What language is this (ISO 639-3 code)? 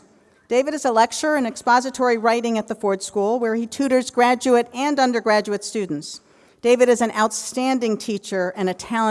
eng